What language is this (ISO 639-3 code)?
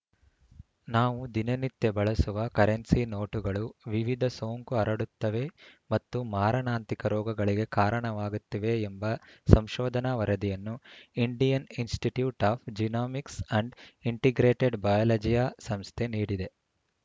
kan